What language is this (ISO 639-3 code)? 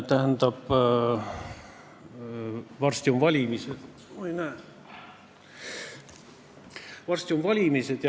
est